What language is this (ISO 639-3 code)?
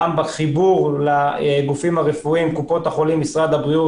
heb